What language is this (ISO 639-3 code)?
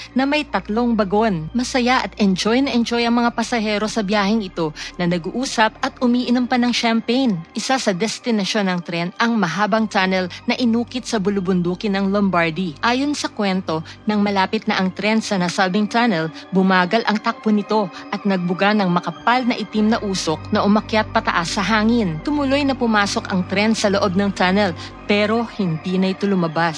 fil